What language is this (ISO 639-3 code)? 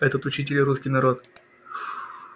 rus